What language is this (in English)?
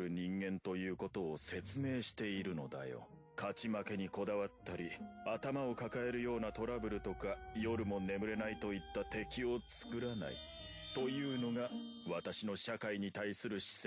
Japanese